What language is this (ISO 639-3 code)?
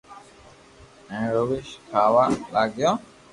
lrk